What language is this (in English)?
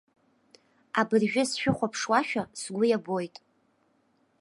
Abkhazian